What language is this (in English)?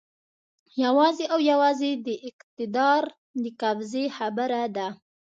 Pashto